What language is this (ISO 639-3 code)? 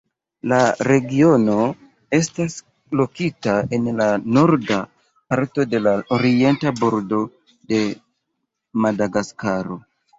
epo